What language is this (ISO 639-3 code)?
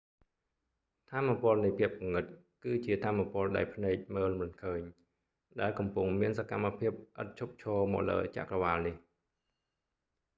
khm